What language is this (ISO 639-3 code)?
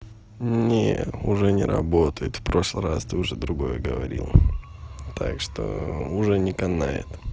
rus